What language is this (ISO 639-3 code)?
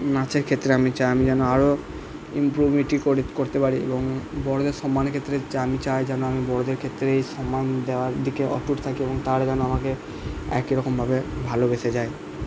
ben